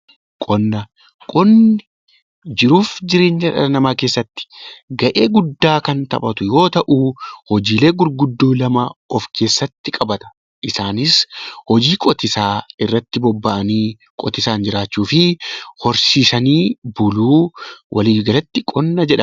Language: Oromo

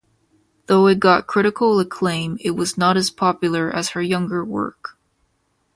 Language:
English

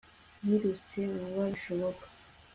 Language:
Kinyarwanda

